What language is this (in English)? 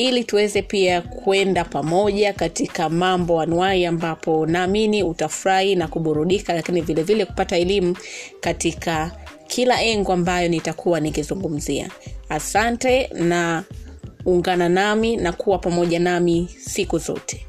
Swahili